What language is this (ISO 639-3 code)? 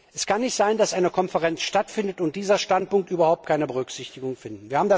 deu